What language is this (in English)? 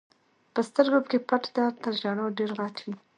Pashto